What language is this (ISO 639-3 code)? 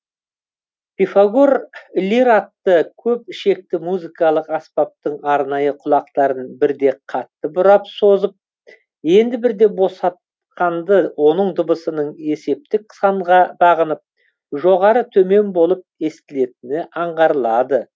kaz